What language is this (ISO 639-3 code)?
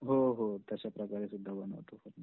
mar